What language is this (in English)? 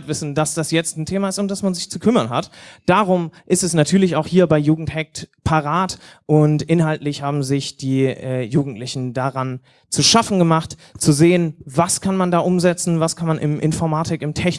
German